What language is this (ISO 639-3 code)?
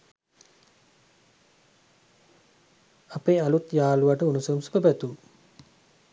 sin